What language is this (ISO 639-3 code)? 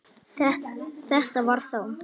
isl